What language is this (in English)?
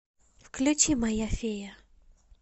Russian